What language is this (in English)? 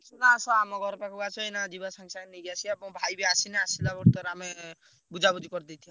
Odia